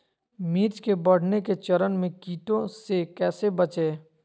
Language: Magahi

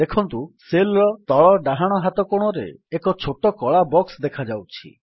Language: Odia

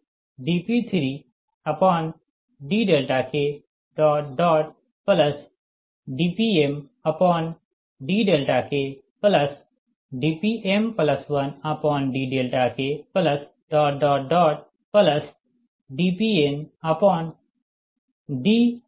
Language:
Hindi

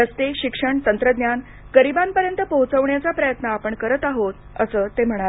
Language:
Marathi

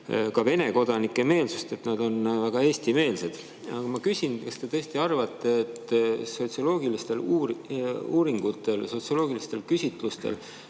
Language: Estonian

